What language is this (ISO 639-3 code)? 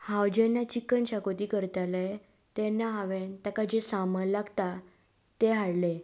kok